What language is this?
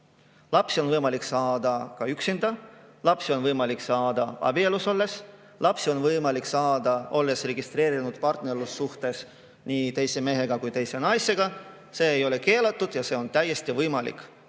Estonian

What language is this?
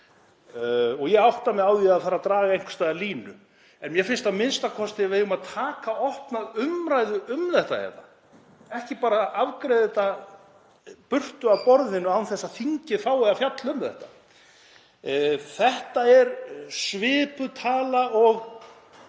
Icelandic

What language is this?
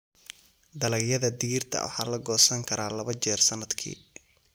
Somali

